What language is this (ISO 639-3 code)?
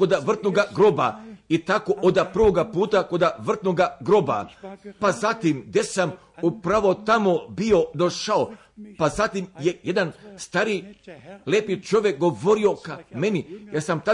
hrv